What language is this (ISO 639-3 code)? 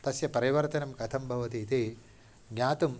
san